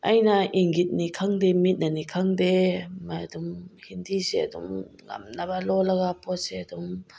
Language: Manipuri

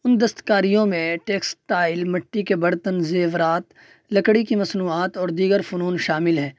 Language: Urdu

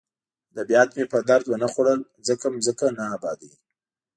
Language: Pashto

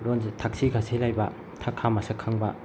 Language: Manipuri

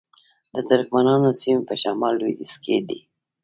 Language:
Pashto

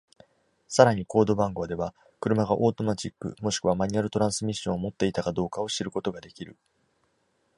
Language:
Japanese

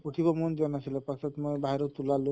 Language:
Assamese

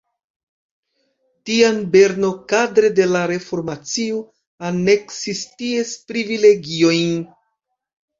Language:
Esperanto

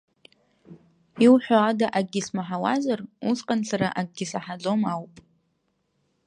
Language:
Abkhazian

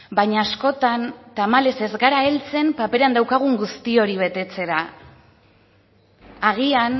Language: Basque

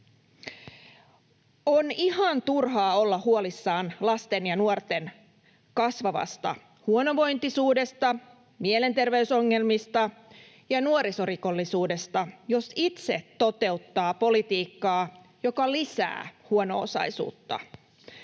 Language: Finnish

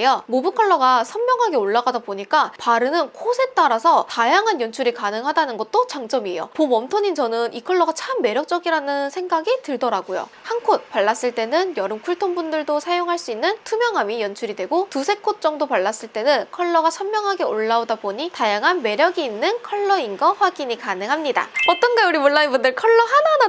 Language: Korean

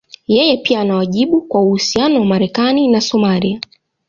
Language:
Swahili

